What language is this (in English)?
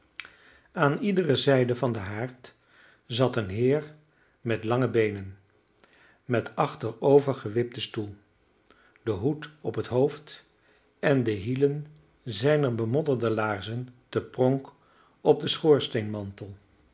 Dutch